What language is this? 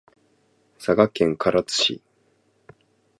Japanese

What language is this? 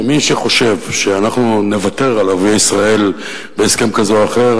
Hebrew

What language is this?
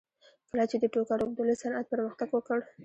Pashto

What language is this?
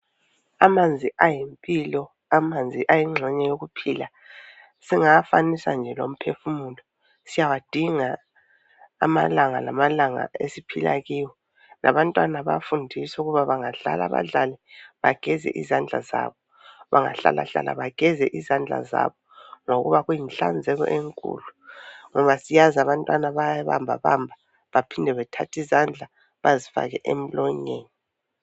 North Ndebele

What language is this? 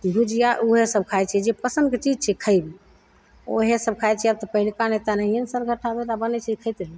Maithili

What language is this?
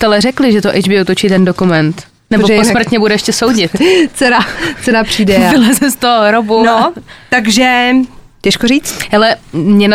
Czech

